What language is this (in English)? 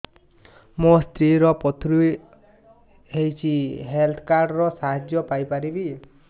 Odia